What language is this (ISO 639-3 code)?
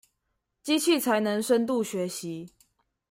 zho